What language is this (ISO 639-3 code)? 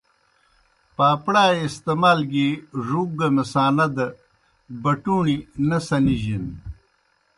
plk